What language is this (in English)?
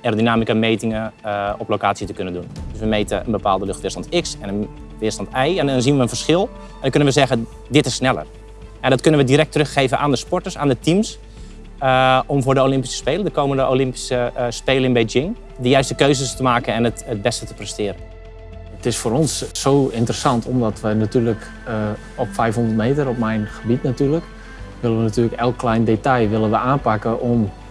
Dutch